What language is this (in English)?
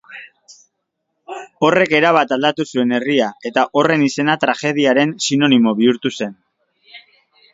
Basque